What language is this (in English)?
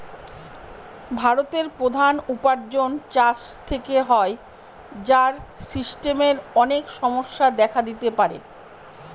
Bangla